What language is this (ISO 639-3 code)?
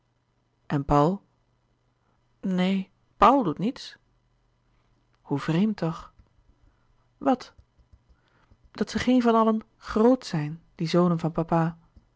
nld